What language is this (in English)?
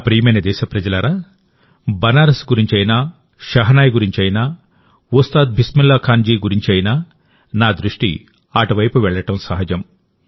Telugu